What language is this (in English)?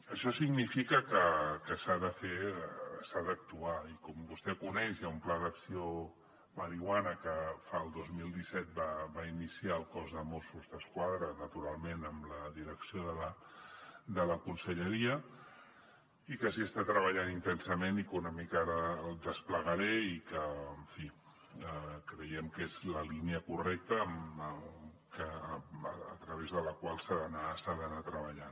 Catalan